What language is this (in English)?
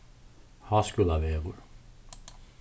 Faroese